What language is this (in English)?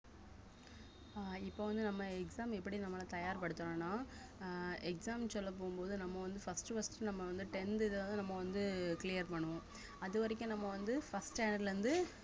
Tamil